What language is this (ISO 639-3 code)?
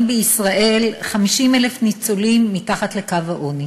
heb